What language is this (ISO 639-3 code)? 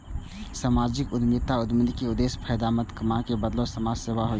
mai